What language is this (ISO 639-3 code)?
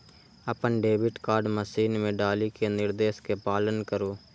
mai